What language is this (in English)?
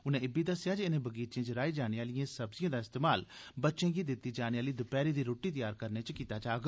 Dogri